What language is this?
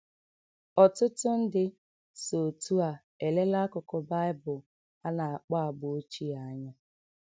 Igbo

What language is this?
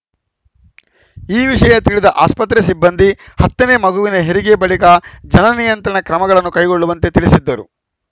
Kannada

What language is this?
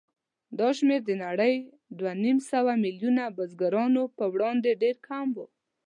Pashto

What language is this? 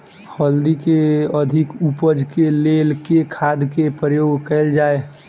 Maithili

